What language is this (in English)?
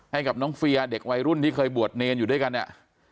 Thai